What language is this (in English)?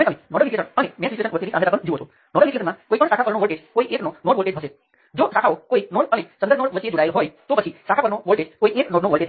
Gujarati